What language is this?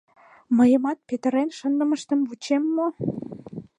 Mari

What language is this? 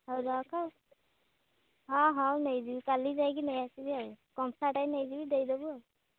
Odia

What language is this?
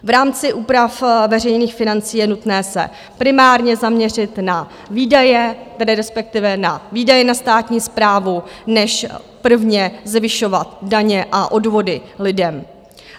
Czech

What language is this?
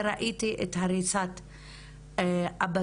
Hebrew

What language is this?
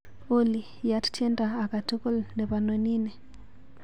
Kalenjin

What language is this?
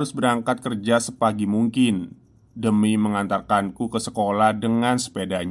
Indonesian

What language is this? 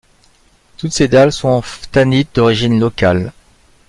French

